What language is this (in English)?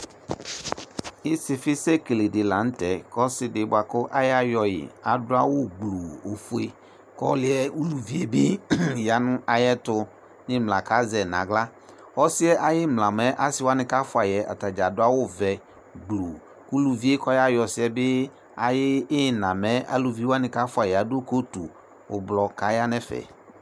Ikposo